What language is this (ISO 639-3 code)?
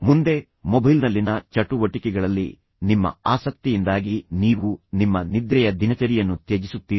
kan